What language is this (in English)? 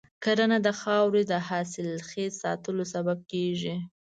Pashto